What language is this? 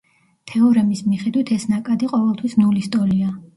Georgian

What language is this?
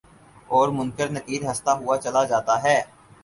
Urdu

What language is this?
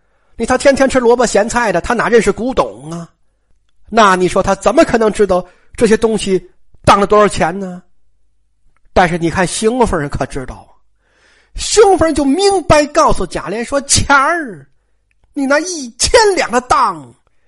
Chinese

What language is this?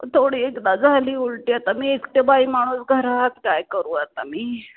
Marathi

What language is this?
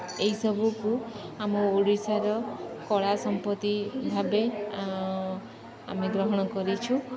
Odia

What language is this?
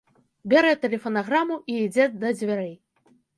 Belarusian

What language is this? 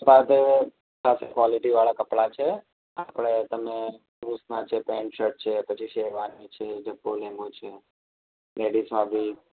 Gujarati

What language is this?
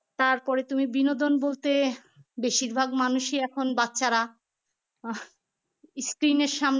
Bangla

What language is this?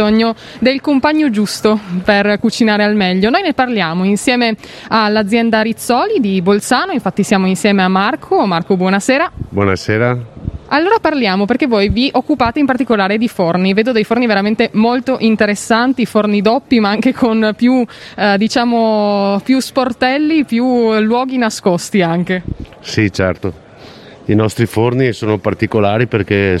Italian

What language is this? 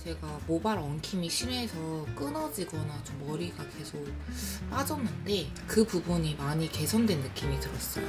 Korean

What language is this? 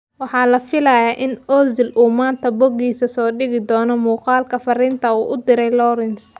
Somali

